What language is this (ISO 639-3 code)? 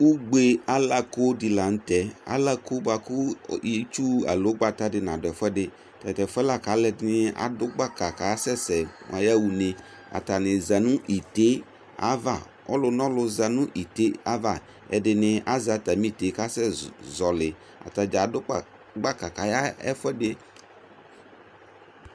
kpo